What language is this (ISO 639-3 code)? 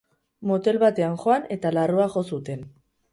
eus